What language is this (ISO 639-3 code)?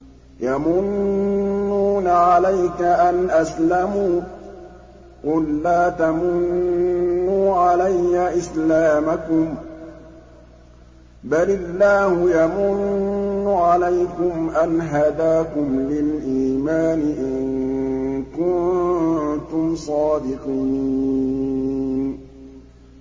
ara